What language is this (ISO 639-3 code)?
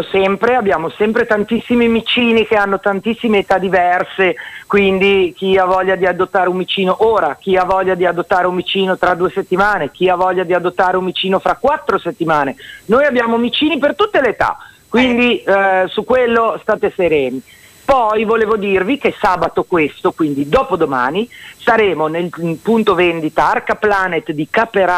ita